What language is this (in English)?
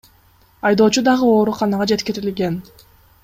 Kyrgyz